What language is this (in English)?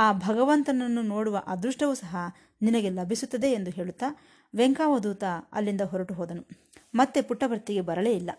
Kannada